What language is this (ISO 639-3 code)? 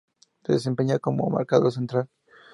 spa